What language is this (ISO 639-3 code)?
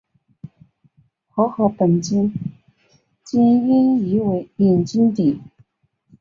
zho